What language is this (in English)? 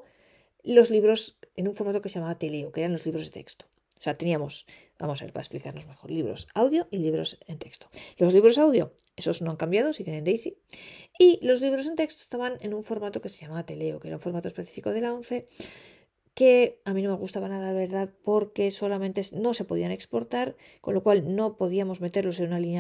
Spanish